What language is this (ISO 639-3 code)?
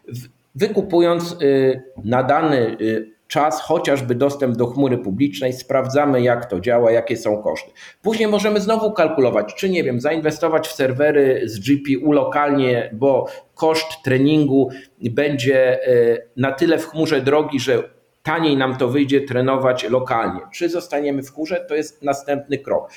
pol